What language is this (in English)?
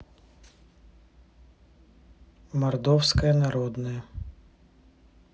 Russian